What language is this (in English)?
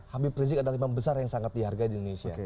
Indonesian